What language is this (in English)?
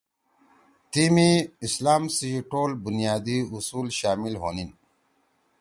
Torwali